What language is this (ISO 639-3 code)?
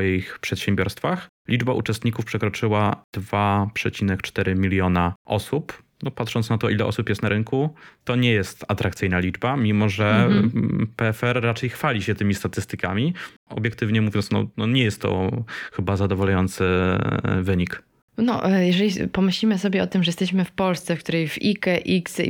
pol